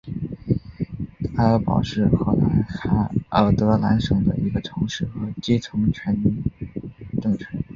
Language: Chinese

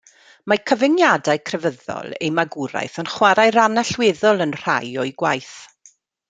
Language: Welsh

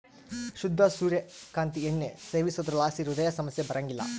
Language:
Kannada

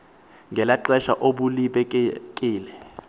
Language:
Xhosa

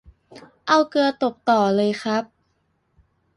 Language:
Thai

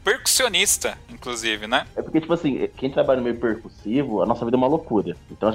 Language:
Portuguese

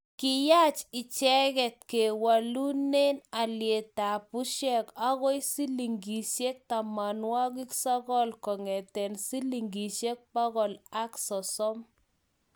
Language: Kalenjin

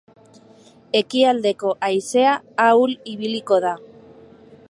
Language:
Basque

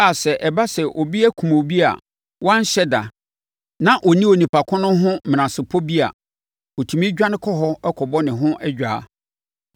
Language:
Akan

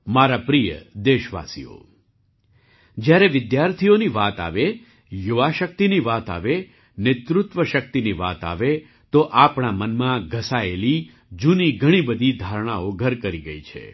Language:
Gujarati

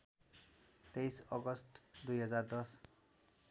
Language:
Nepali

